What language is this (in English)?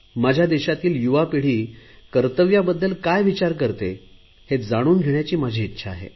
Marathi